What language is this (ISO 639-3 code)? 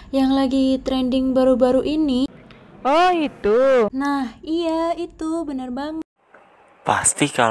ind